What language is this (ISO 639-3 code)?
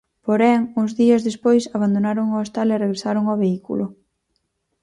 glg